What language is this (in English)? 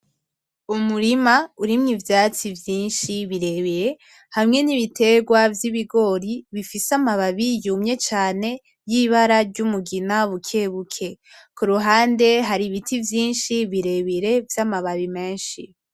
Rundi